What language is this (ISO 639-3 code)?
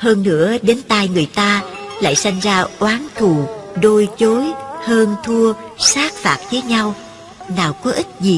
vie